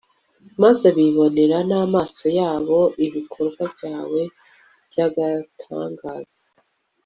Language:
Kinyarwanda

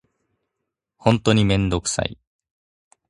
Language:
Japanese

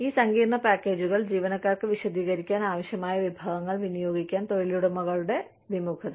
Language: Malayalam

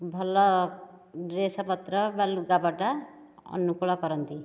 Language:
Odia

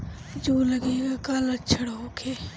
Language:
Bhojpuri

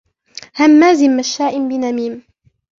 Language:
Arabic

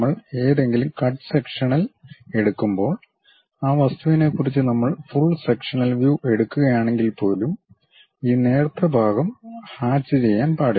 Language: Malayalam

